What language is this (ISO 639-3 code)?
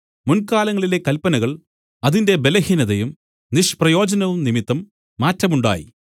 mal